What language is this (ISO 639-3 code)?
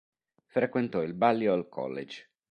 ita